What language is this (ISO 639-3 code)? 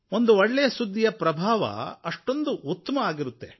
kan